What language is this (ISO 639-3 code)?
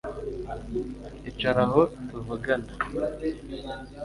kin